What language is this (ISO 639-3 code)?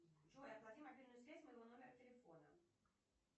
rus